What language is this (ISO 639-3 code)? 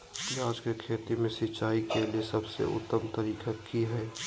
mag